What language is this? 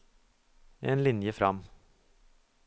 Norwegian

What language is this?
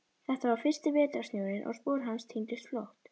Icelandic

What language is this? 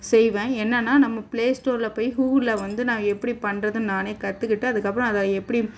Tamil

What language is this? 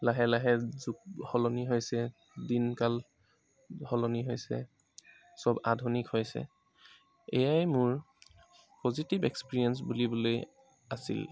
Assamese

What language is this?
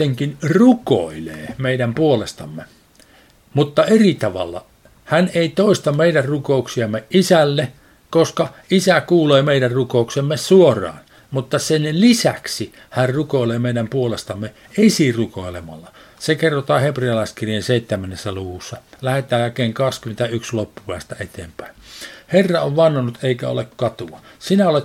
Finnish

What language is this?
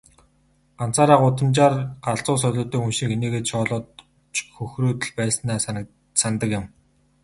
Mongolian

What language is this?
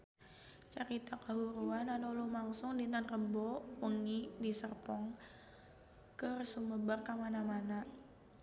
Sundanese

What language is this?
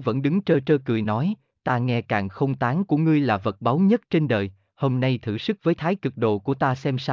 Vietnamese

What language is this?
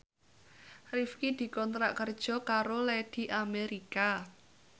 Javanese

